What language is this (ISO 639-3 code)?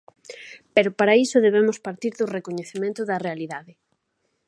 glg